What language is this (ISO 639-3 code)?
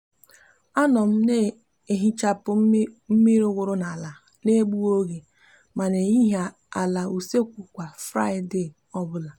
ibo